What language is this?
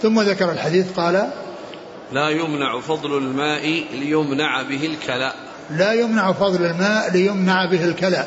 Arabic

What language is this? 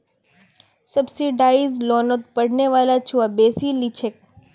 Magahi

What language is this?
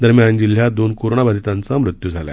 Marathi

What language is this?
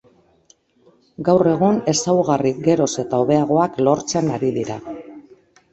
Basque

